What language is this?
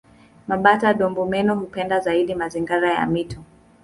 Swahili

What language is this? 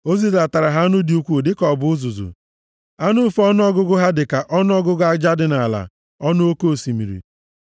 Igbo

